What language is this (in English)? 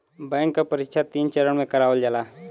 Bhojpuri